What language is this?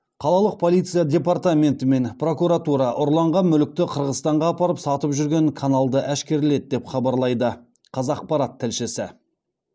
Kazakh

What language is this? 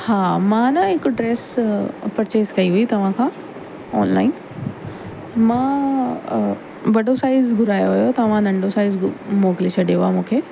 Sindhi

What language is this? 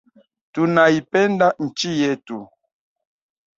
Swahili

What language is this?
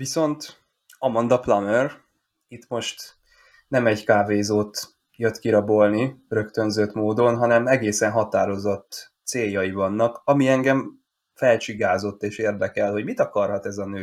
Hungarian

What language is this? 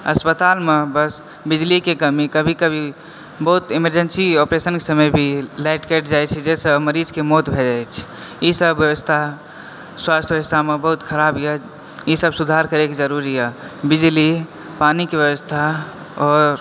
Maithili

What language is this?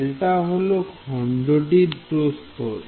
Bangla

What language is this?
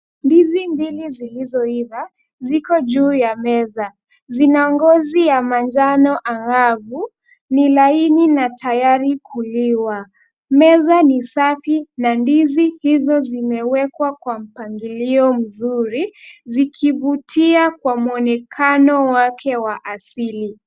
Swahili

